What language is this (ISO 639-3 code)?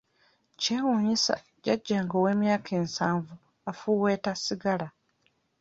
lug